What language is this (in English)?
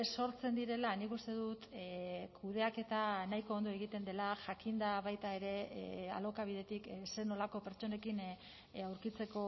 Basque